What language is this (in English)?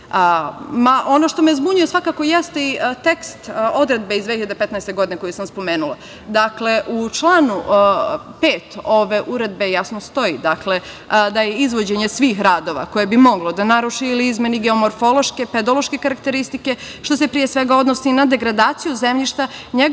Serbian